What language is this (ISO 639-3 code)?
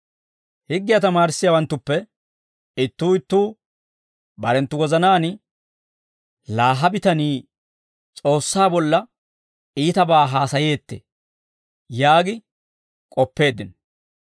dwr